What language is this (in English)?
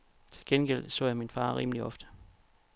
Danish